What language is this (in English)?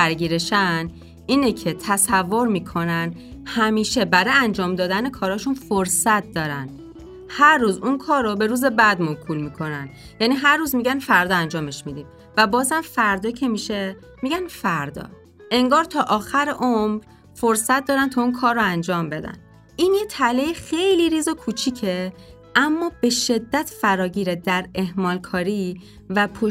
Persian